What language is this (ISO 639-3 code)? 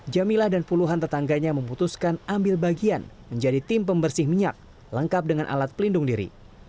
ind